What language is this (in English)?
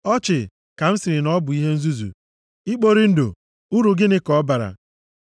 Igbo